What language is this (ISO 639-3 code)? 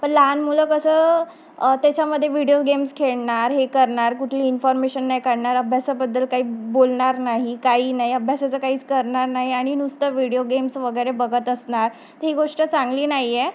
mar